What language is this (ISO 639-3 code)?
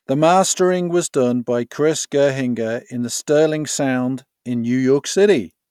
eng